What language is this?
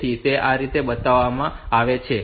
Gujarati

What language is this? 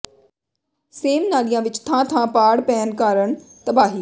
Punjabi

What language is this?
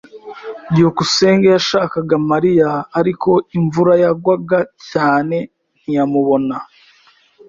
Kinyarwanda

